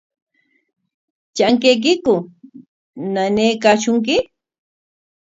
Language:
Corongo Ancash Quechua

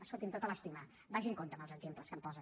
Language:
Catalan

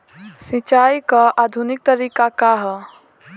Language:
Bhojpuri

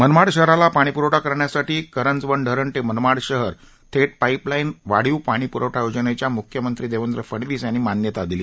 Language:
Marathi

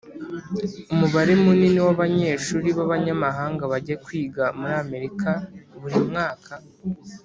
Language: Kinyarwanda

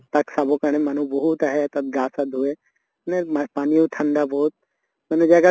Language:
Assamese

